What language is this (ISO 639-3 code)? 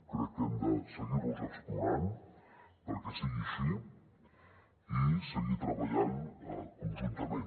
cat